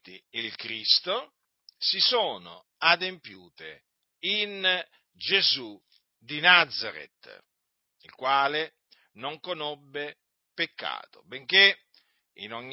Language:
Italian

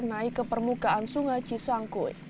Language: Indonesian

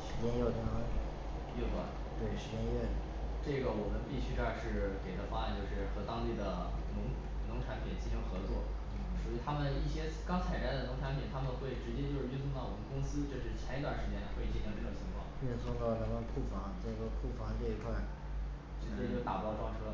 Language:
Chinese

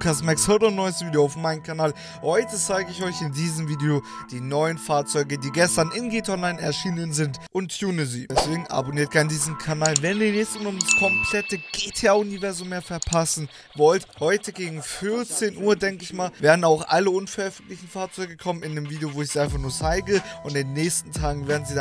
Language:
German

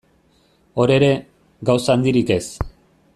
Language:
Basque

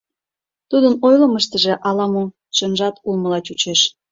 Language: Mari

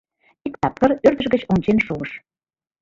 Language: Mari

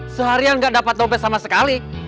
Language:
Indonesian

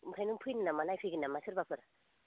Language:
Bodo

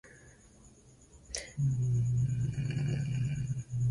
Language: Swahili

